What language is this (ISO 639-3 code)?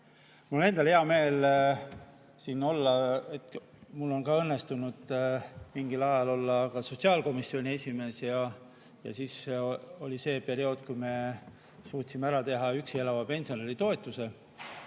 est